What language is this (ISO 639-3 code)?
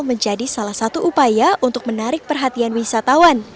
ind